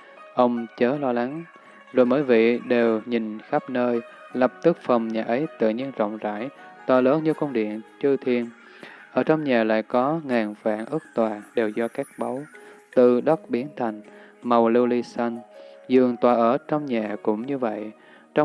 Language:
Vietnamese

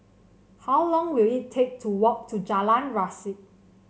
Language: English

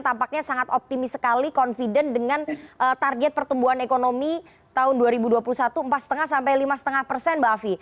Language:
Indonesian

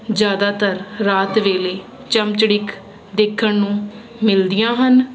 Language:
Punjabi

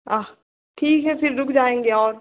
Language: Hindi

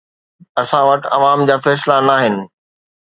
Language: Sindhi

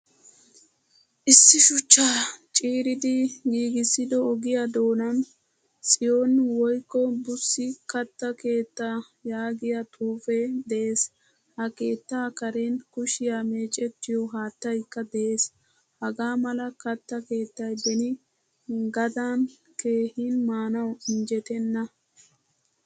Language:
Wolaytta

